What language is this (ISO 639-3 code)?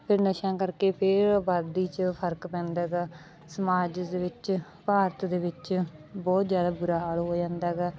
pan